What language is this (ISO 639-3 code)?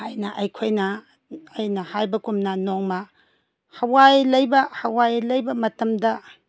mni